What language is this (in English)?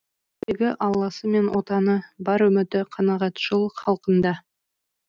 Kazakh